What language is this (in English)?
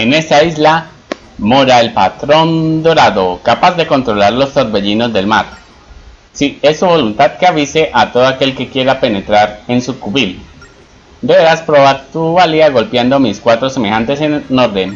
Spanish